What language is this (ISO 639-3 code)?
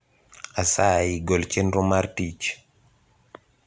luo